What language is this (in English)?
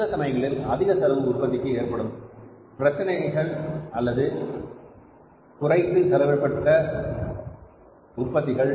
Tamil